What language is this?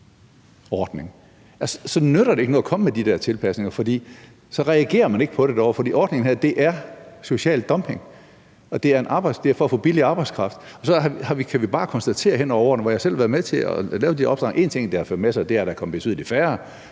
Danish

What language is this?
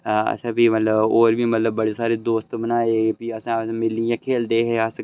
Dogri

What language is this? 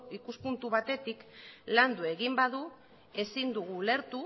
Basque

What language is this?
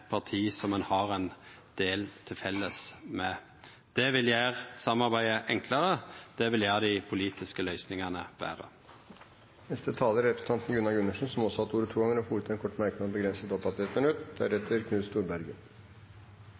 Norwegian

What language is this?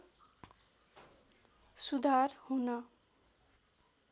Nepali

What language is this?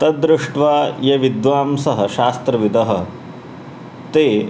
Sanskrit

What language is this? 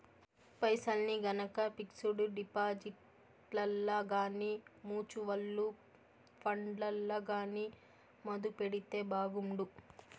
Telugu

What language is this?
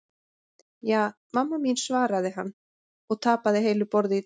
Icelandic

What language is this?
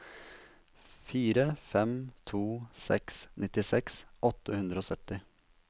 Norwegian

